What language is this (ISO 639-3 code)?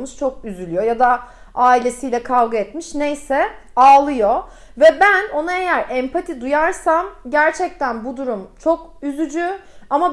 tur